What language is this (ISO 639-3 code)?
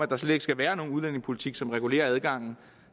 dan